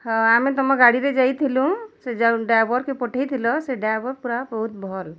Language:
Odia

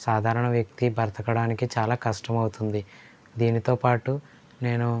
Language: Telugu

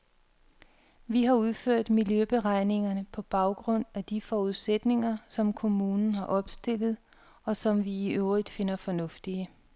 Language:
Danish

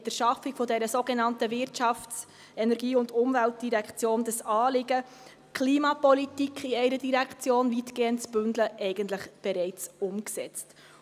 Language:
Swiss German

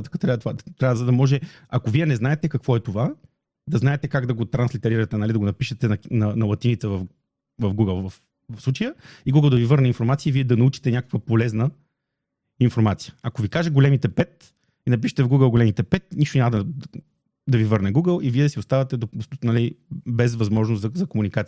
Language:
Bulgarian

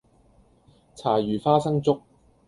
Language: Cantonese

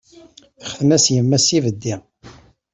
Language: Kabyle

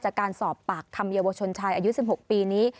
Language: Thai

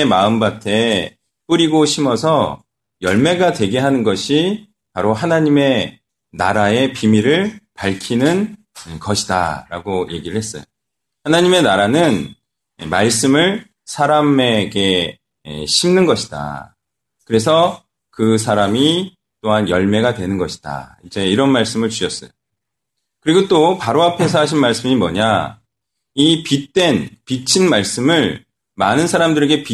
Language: Korean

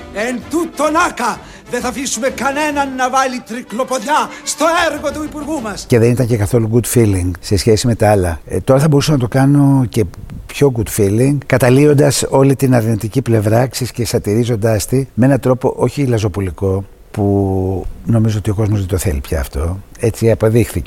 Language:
Greek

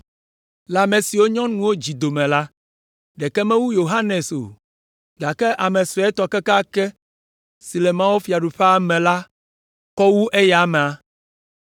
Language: Ewe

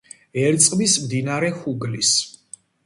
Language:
Georgian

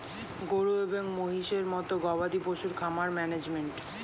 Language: Bangla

